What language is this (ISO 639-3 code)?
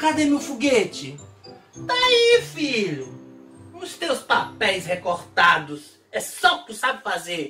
por